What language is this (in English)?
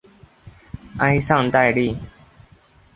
Chinese